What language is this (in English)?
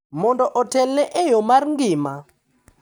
Luo (Kenya and Tanzania)